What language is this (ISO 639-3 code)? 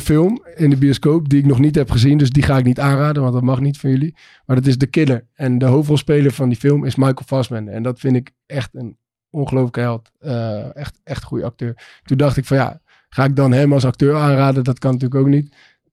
nld